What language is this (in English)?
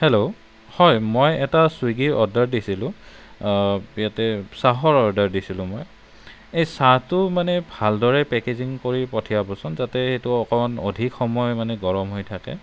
Assamese